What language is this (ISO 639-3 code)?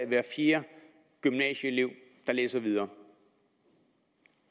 dan